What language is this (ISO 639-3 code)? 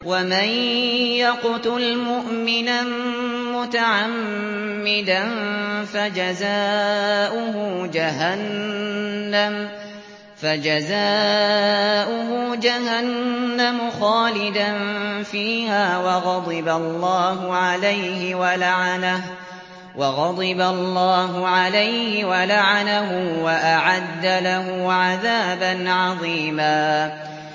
ara